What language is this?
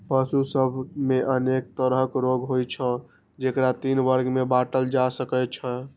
Maithili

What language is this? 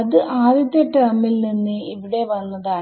Malayalam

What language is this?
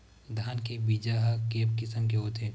Chhattisgarhi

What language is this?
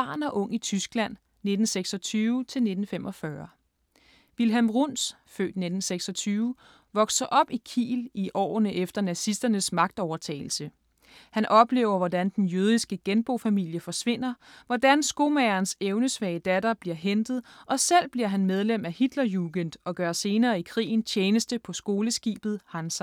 Danish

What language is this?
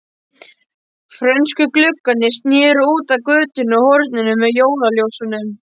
Icelandic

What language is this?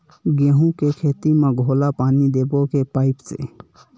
Chhattisgarhi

